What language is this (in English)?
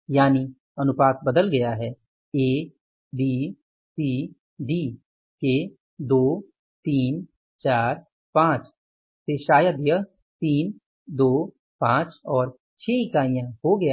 Hindi